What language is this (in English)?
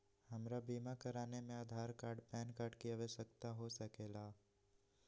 Magahi